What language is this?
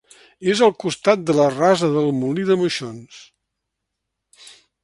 Catalan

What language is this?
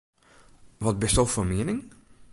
Western Frisian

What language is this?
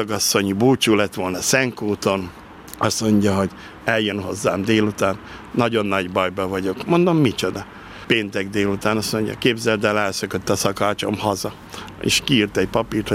Hungarian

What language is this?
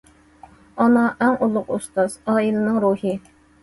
Uyghur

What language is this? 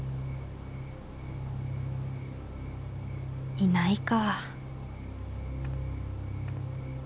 Japanese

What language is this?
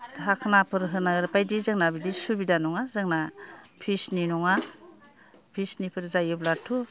Bodo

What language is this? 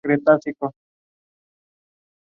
Spanish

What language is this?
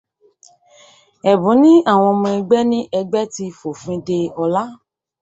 Yoruba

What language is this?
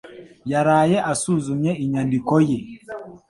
Kinyarwanda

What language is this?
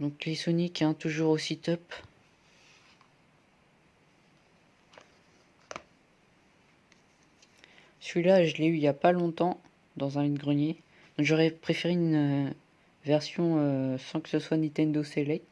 French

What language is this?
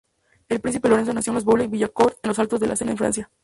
Spanish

